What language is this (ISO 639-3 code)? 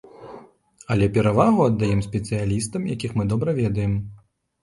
bel